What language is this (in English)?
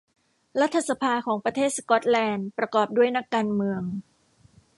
Thai